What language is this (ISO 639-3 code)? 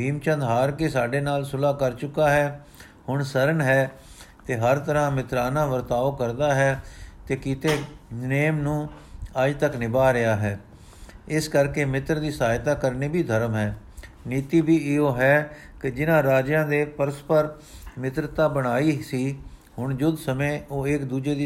pan